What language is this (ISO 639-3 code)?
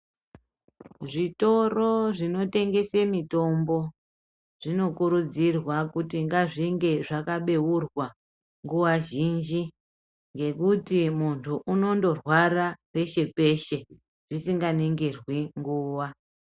ndc